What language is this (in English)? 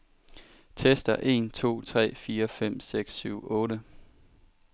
Danish